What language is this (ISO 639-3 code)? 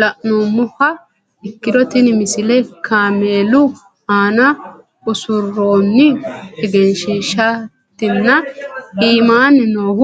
sid